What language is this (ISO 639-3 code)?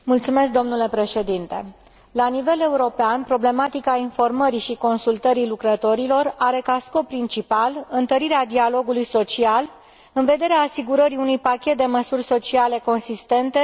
ron